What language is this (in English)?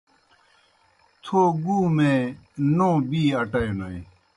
Kohistani Shina